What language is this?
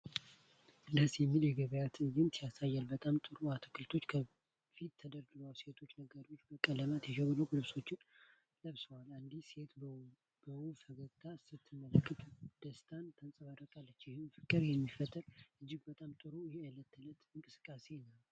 Amharic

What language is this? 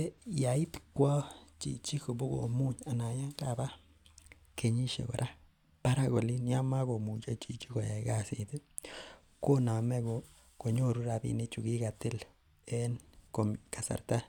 Kalenjin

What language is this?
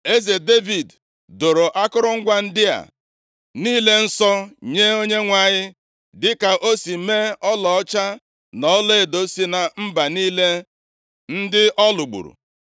Igbo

